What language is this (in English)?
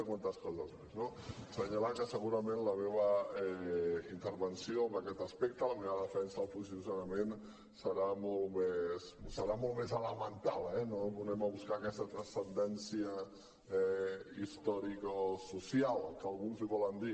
Catalan